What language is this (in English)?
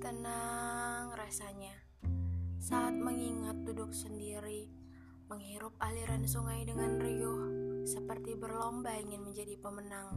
Indonesian